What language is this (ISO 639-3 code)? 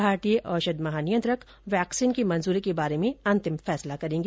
hin